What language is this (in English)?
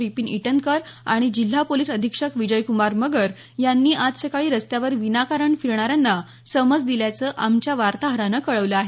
Marathi